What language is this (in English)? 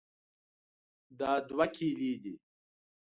Pashto